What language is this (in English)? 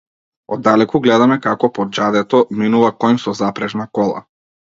Macedonian